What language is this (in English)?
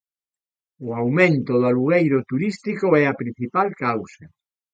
Galician